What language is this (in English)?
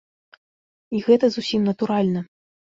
Belarusian